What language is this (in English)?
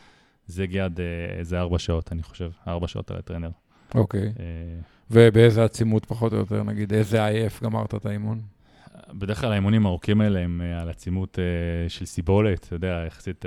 Hebrew